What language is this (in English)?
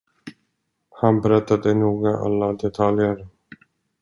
Swedish